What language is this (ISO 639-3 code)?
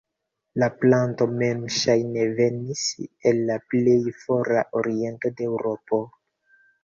epo